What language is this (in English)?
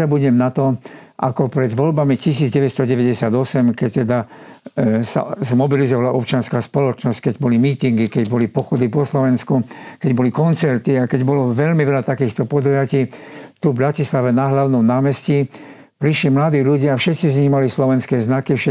Slovak